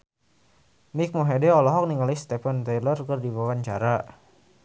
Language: Sundanese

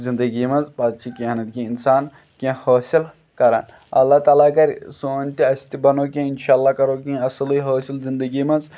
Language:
Kashmiri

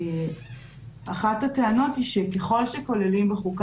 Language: Hebrew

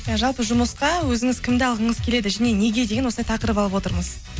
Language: Kazakh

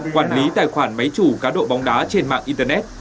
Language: Vietnamese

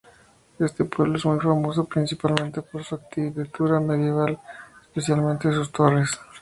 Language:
Spanish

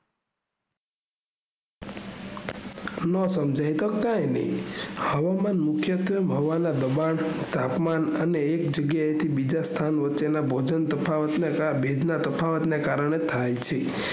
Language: Gujarati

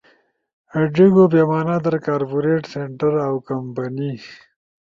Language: Ushojo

